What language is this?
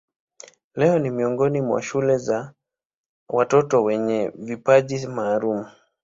Swahili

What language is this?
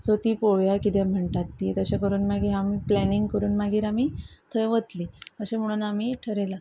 Konkani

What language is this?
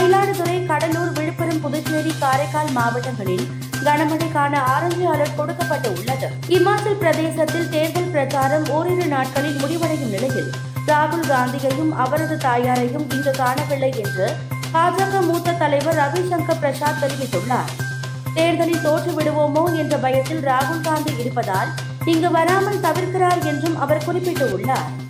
Tamil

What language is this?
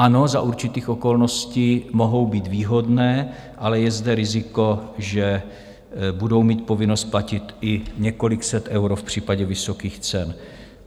Czech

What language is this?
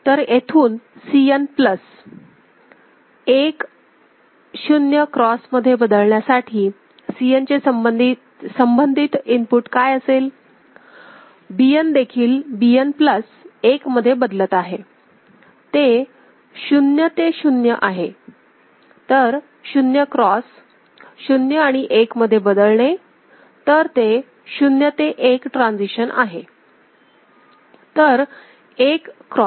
Marathi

